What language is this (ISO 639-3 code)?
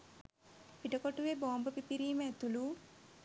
sin